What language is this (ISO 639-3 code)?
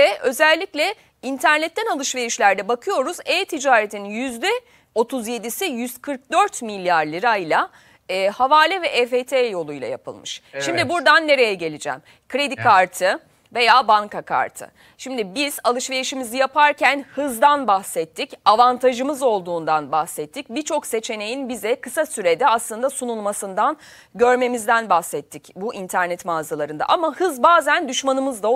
tur